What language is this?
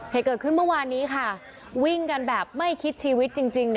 Thai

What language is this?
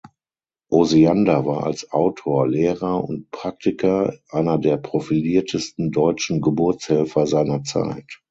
German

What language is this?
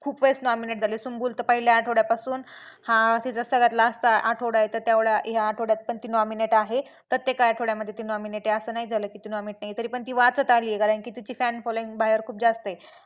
Marathi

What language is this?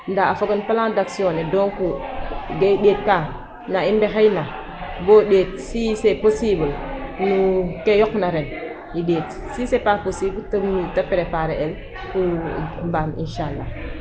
Serer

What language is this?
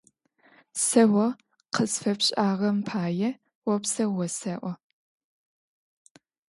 Adyghe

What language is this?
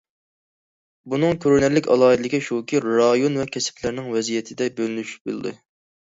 Uyghur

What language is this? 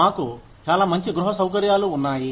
Telugu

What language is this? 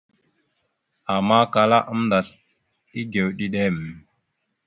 Mada (Cameroon)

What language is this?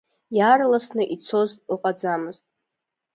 Abkhazian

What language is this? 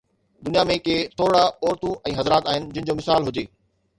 Sindhi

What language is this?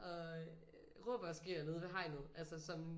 Danish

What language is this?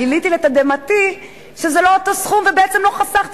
Hebrew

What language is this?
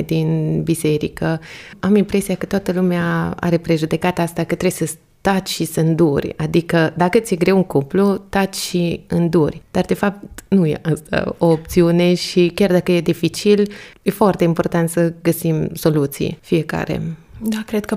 Romanian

